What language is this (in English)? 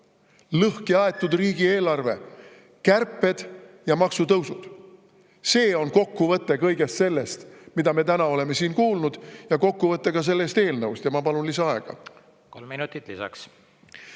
Estonian